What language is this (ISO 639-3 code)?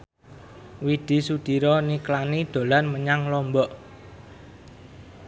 jav